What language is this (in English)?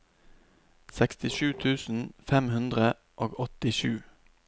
Norwegian